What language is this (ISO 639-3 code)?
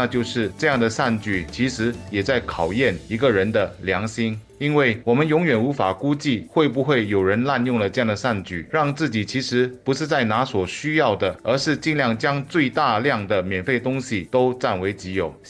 zho